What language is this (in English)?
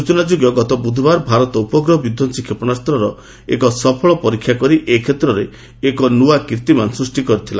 Odia